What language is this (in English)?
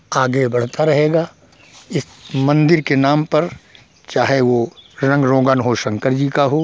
Hindi